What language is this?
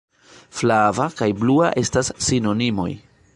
Esperanto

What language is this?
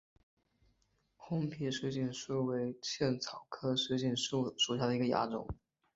Chinese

